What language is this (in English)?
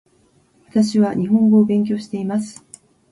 Japanese